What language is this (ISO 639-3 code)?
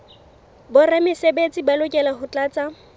sot